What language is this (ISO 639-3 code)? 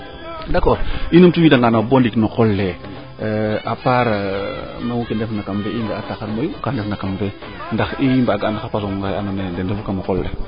srr